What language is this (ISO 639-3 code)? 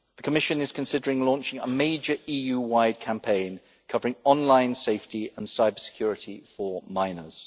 eng